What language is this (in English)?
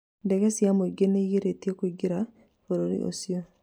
Kikuyu